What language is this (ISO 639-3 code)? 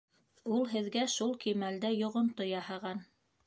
bak